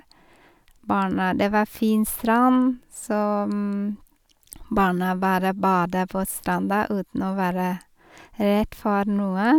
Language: Norwegian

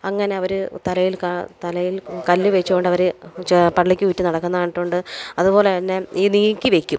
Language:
Malayalam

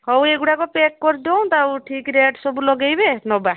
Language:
Odia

